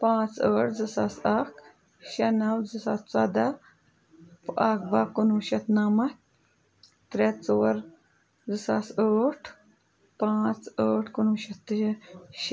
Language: Kashmiri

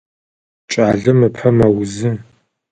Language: Adyghe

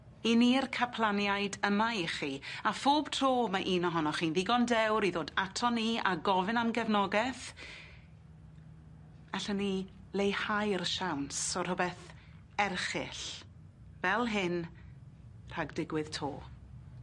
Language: Welsh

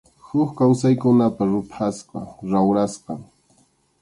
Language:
Arequipa-La Unión Quechua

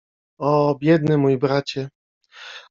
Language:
Polish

